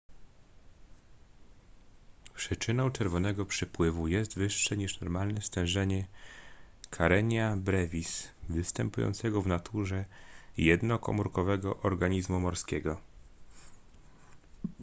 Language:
Polish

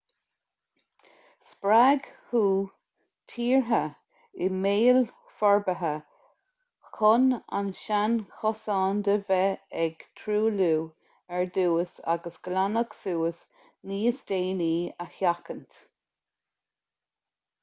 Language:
Irish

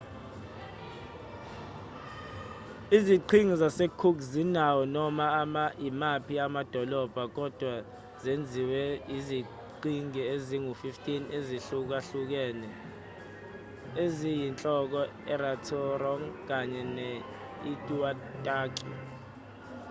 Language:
Zulu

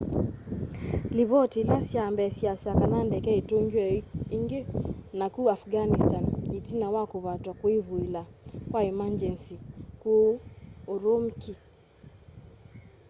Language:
Kamba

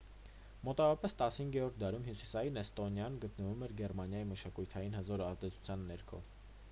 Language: Armenian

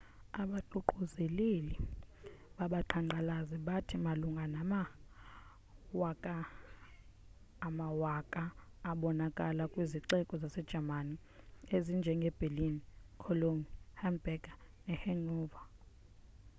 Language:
Xhosa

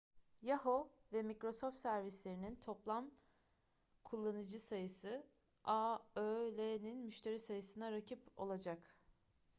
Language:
Turkish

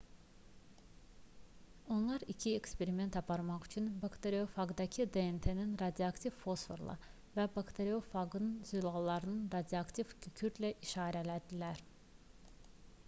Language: Azerbaijani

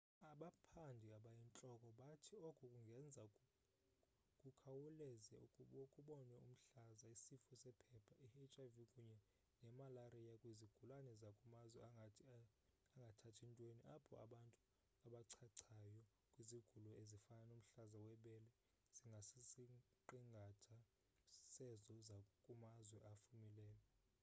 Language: Xhosa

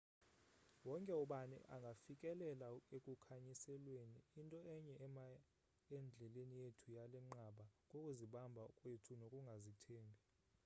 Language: Xhosa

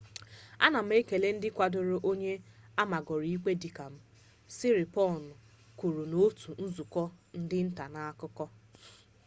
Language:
Igbo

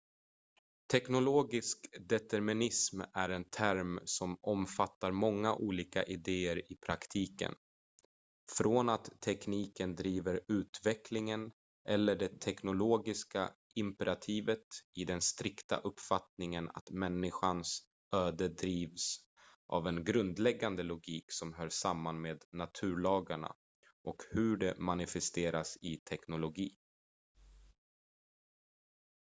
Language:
Swedish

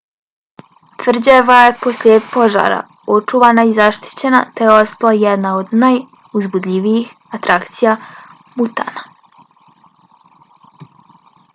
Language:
Bosnian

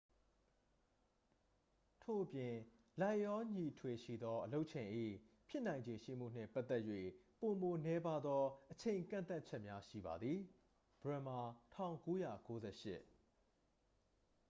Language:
Burmese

